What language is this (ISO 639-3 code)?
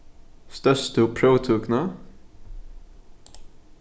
fao